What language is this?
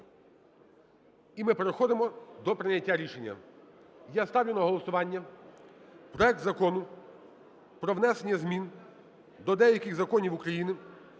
Ukrainian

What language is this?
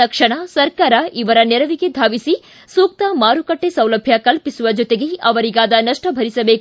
Kannada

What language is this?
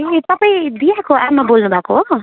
Nepali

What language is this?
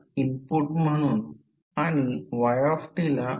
Marathi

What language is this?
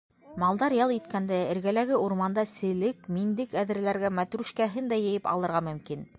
Bashkir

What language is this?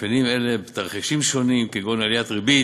Hebrew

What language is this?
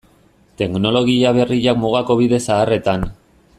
Basque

